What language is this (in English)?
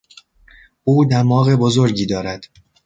Persian